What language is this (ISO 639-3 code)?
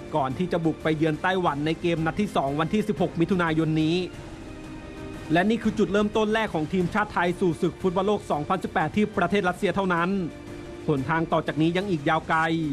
tha